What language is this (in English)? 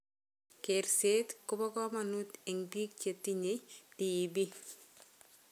Kalenjin